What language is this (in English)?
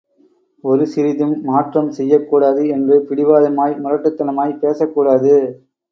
Tamil